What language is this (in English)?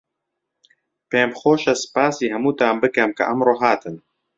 Central Kurdish